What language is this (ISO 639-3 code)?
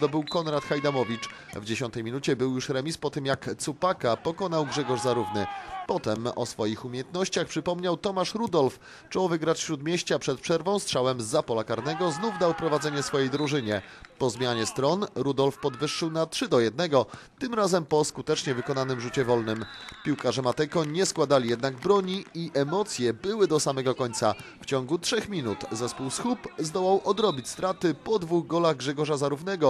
pol